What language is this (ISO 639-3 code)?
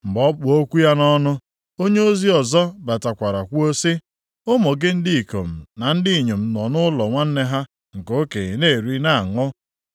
ibo